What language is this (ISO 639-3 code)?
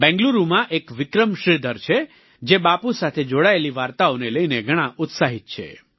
guj